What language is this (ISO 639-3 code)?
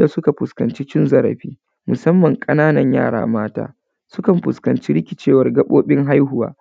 hau